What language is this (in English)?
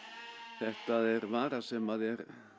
Icelandic